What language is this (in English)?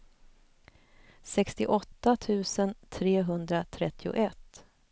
Swedish